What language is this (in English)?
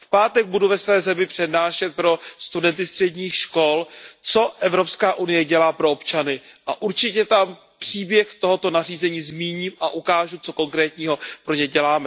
Czech